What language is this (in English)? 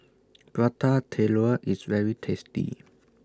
English